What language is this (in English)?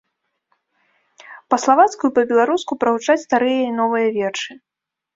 Belarusian